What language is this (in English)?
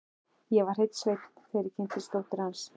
Icelandic